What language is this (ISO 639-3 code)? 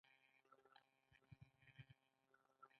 pus